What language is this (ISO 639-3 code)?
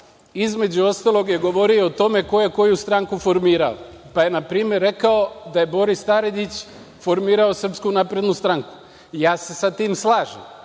srp